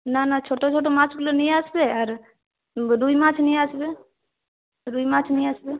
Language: Bangla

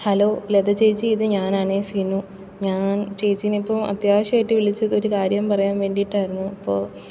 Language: Malayalam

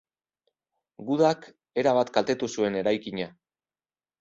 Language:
Basque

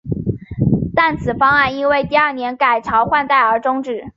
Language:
Chinese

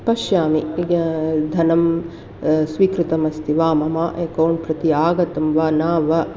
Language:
Sanskrit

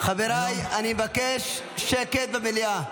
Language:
Hebrew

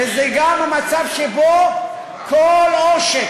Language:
Hebrew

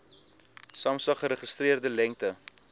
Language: Afrikaans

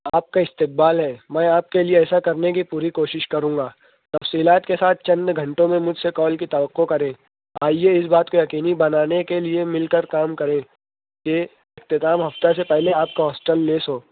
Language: Urdu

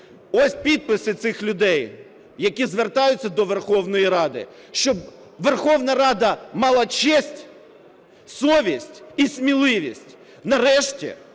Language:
Ukrainian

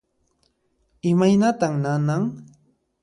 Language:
Puno Quechua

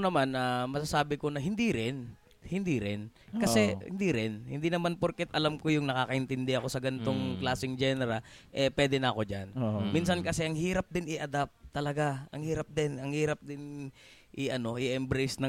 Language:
Filipino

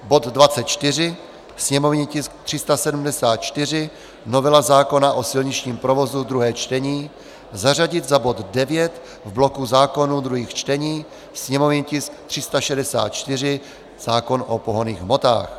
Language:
Czech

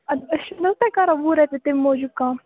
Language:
Kashmiri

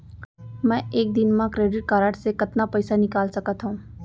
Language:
Chhattisgarhi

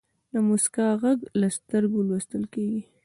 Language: Pashto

